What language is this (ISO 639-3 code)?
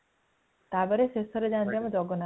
ori